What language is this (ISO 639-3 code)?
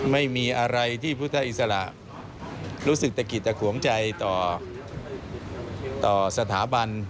tha